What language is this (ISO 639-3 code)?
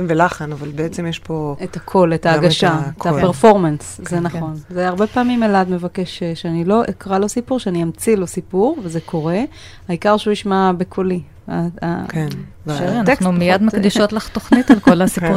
heb